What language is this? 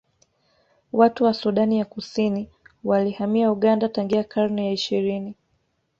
Swahili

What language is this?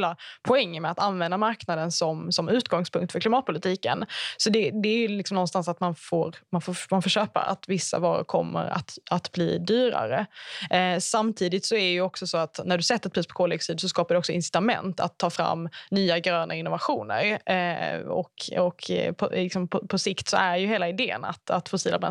Swedish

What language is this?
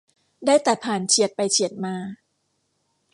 Thai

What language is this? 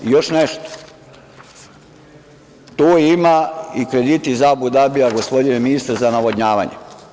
Serbian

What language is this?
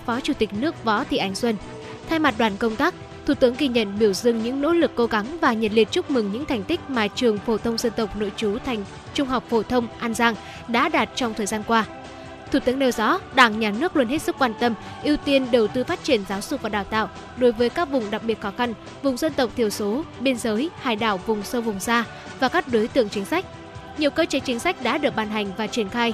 Vietnamese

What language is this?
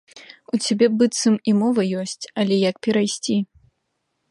Belarusian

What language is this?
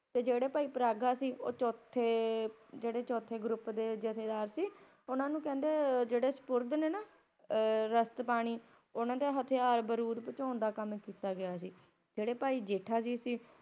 Punjabi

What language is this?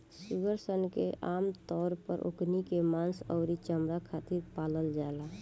Bhojpuri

